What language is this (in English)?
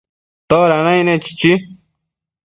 Matsés